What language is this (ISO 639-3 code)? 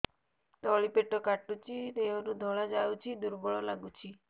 ori